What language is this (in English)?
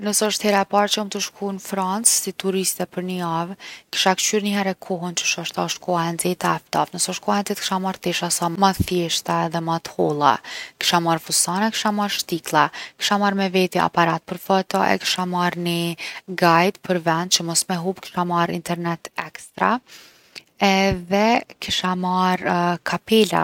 Gheg Albanian